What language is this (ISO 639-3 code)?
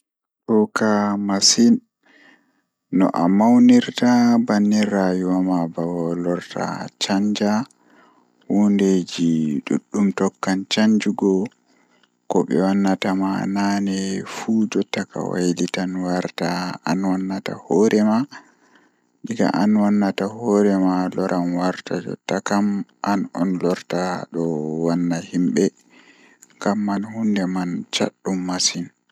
ful